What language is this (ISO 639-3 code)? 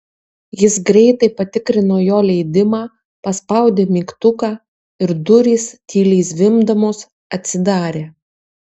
lit